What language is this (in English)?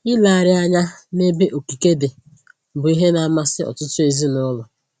Igbo